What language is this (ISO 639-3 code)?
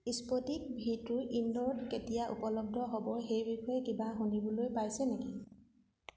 asm